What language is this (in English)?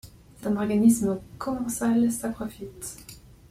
French